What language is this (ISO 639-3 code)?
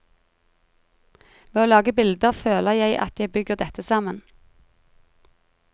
nor